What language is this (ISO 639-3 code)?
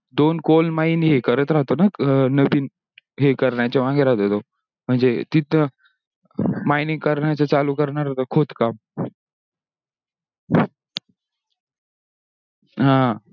mar